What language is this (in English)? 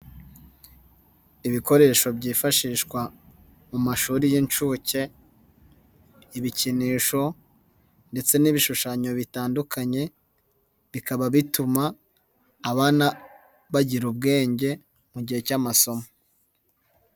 Kinyarwanda